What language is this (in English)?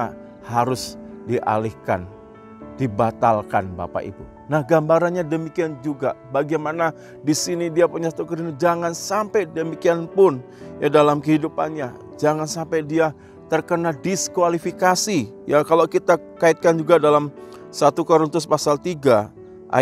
Indonesian